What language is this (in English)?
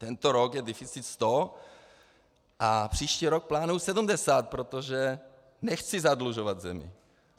Czech